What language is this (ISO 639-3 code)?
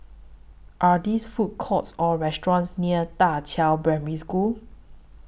eng